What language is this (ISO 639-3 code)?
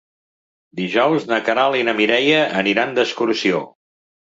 cat